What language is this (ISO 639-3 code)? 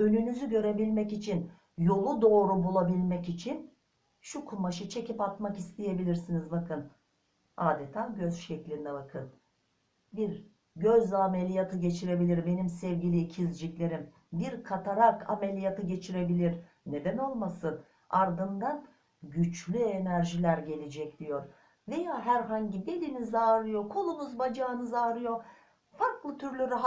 tur